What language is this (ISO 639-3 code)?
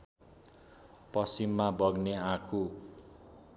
nep